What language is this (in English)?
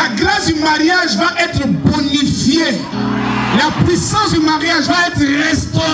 French